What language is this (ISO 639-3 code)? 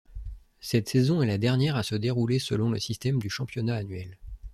fra